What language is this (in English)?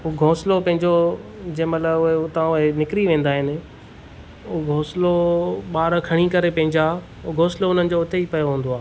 Sindhi